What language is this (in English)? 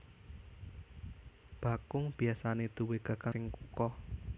Javanese